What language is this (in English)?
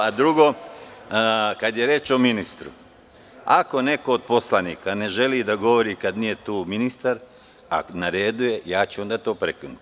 Serbian